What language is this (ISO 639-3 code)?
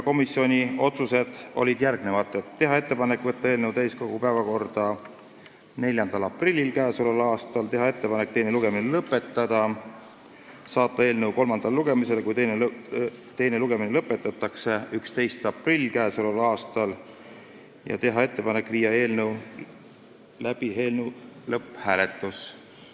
est